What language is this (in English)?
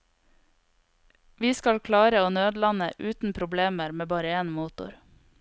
Norwegian